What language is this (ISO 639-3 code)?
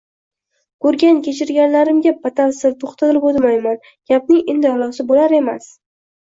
uzb